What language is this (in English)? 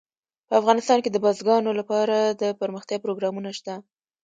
Pashto